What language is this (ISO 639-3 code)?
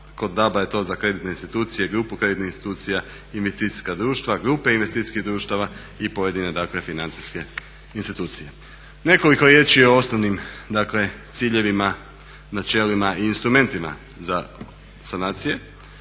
hrv